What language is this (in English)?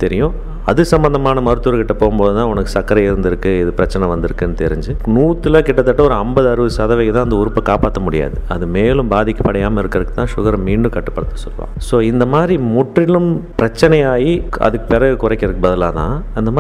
Tamil